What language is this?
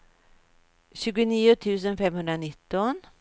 Swedish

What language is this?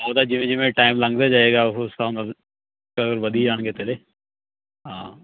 Punjabi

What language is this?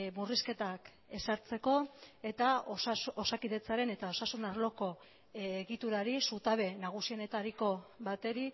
Basque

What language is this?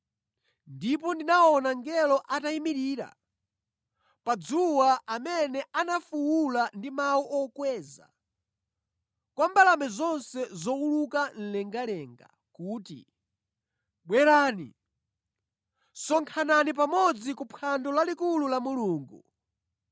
Nyanja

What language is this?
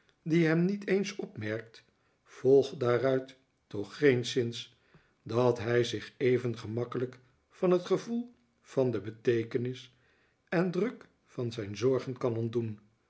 Dutch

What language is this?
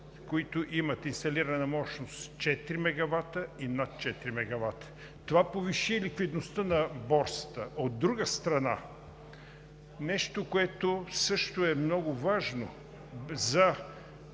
Bulgarian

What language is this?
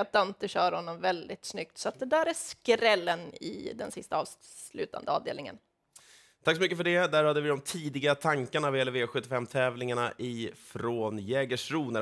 Swedish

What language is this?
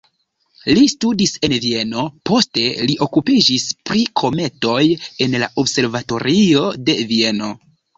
Esperanto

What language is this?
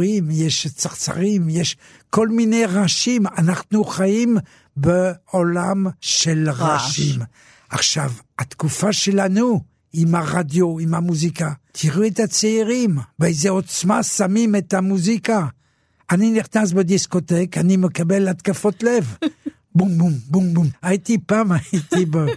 Hebrew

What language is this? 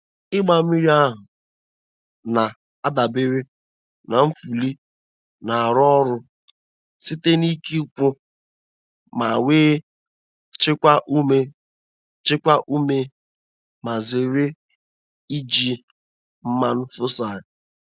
Igbo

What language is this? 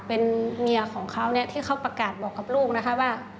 Thai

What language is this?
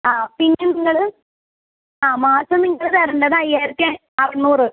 Malayalam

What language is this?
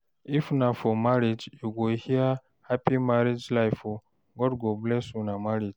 Nigerian Pidgin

